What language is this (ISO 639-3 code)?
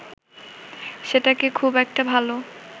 ben